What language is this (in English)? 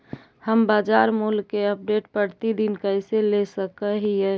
Magahi